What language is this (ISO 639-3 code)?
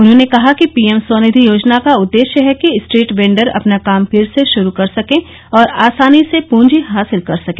hin